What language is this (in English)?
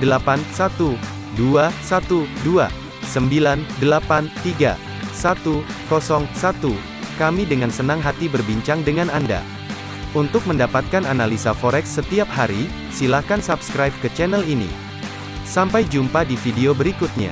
Indonesian